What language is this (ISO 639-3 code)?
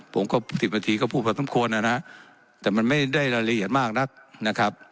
tha